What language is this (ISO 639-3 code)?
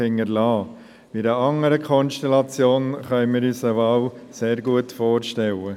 gsw